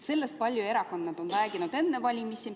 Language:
Estonian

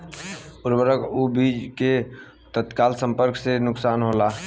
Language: Bhojpuri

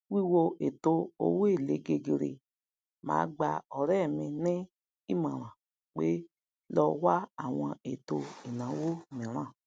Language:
Yoruba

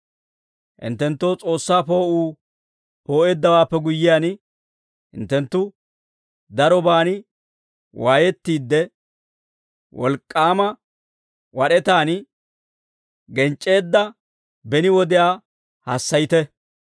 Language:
Dawro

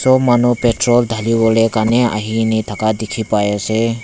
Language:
Naga Pidgin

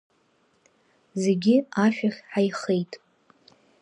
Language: Abkhazian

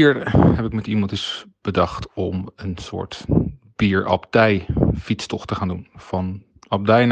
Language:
Dutch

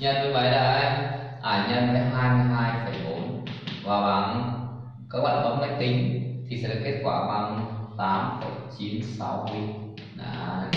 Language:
Vietnamese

